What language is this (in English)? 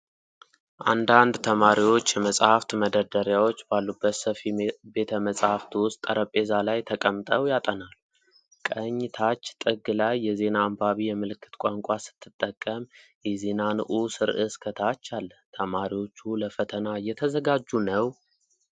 Amharic